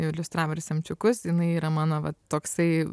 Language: Lithuanian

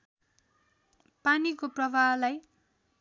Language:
Nepali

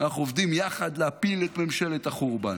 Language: Hebrew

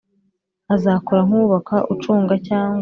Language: Kinyarwanda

